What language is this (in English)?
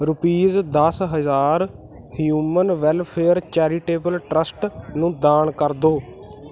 Punjabi